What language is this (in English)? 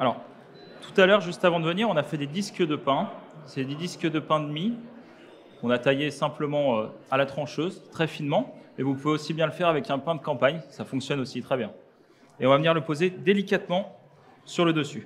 French